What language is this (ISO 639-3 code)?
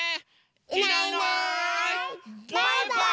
jpn